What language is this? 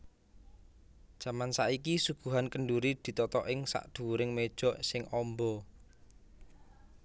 Javanese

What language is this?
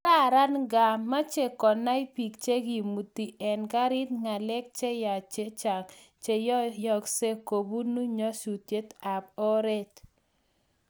Kalenjin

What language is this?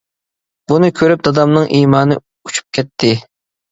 Uyghur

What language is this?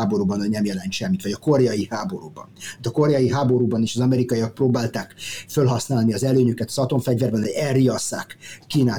Hungarian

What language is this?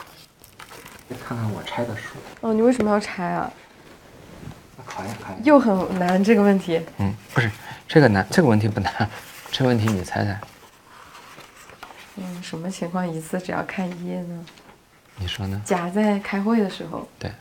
Chinese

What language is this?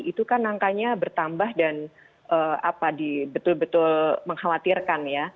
Indonesian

